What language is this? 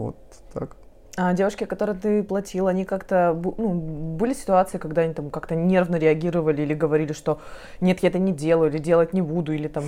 Russian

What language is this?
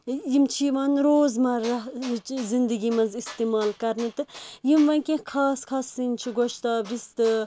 Kashmiri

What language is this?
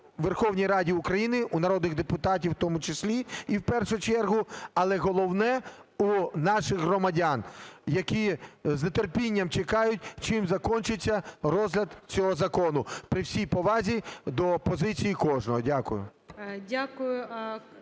Ukrainian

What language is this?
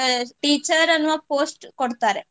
Kannada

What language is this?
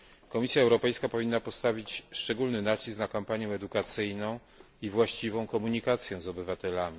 Polish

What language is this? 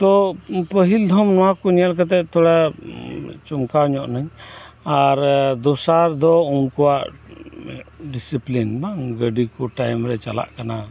Santali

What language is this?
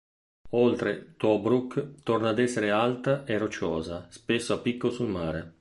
Italian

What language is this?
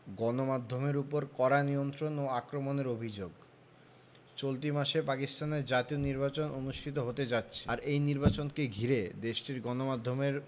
Bangla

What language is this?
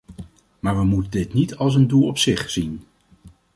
Dutch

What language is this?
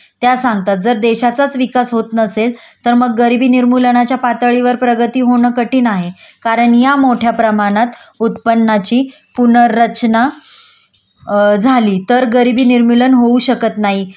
Marathi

